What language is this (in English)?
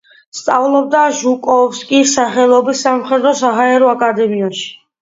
Georgian